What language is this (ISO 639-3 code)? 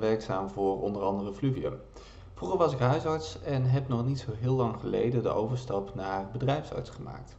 nld